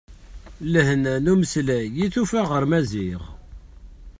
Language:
Kabyle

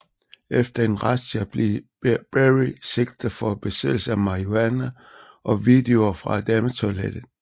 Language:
Danish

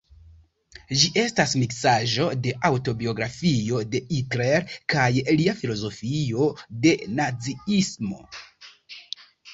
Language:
Esperanto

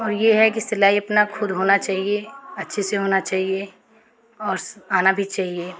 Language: Hindi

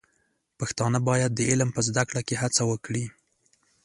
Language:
Pashto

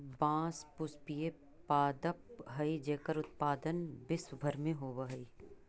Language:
Magahi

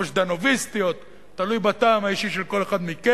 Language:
Hebrew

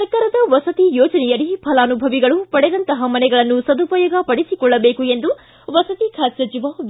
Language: Kannada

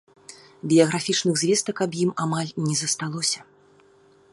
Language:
Belarusian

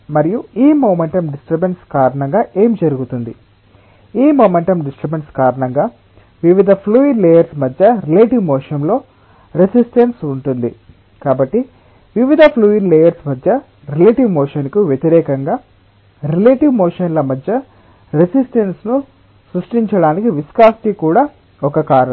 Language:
Telugu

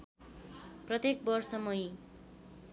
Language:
Nepali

